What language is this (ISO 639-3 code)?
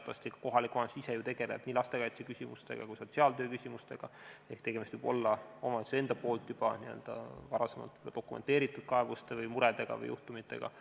est